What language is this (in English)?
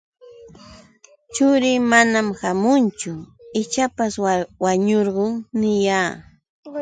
Yauyos Quechua